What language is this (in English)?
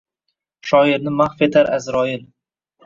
Uzbek